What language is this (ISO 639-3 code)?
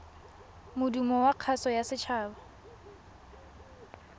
tsn